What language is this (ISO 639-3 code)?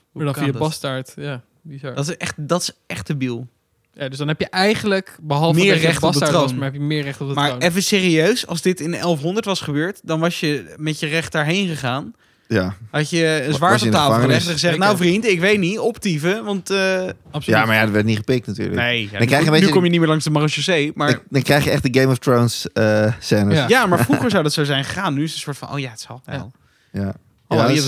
nld